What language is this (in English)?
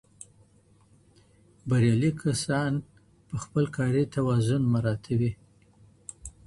Pashto